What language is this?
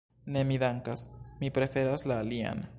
Esperanto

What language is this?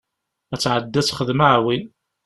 Kabyle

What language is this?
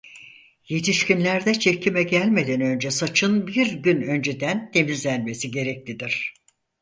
Turkish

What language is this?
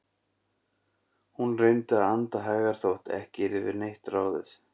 Icelandic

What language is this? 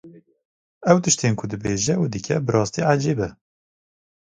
Kurdish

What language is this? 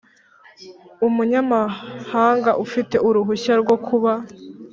Kinyarwanda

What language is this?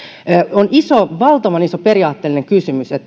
Finnish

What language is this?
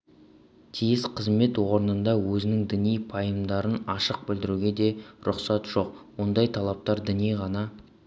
Kazakh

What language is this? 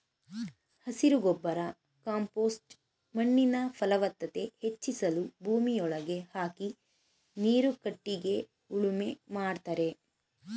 Kannada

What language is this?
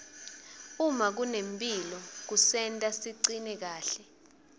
Swati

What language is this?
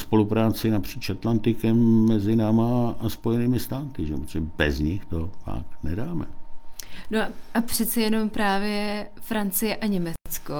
Czech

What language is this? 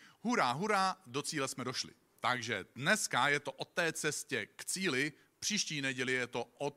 Czech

